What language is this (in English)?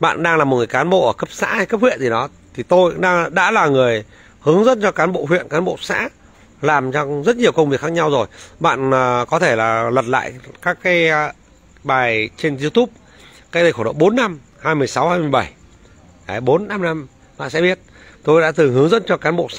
Vietnamese